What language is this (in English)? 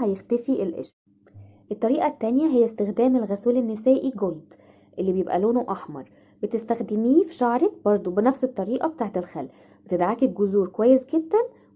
Arabic